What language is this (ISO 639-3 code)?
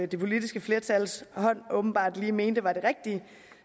dan